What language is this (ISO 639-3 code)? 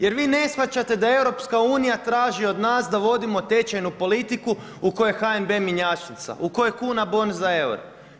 hrv